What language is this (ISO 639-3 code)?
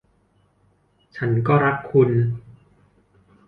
tha